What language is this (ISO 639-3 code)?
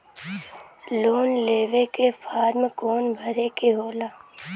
bho